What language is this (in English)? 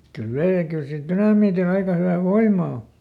Finnish